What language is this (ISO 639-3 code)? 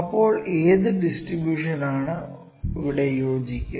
mal